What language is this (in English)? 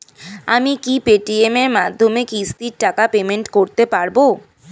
Bangla